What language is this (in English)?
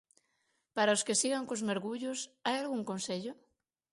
Galician